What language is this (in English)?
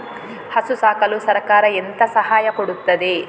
Kannada